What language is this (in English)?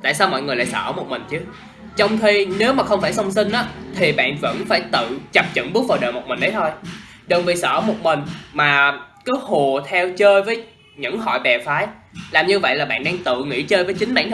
Vietnamese